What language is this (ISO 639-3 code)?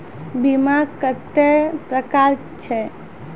mai